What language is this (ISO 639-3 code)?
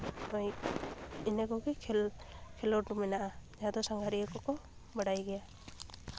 sat